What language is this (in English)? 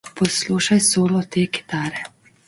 Slovenian